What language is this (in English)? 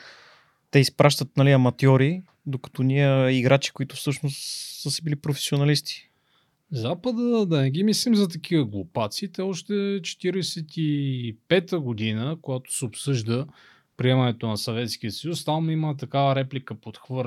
Bulgarian